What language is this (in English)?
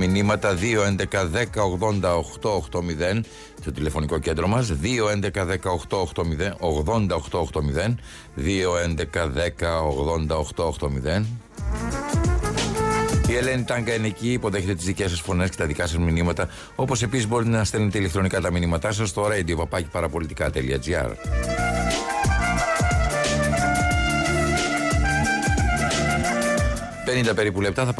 Greek